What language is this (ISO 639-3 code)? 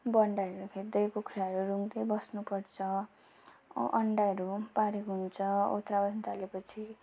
nep